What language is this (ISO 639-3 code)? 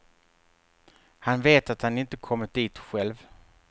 swe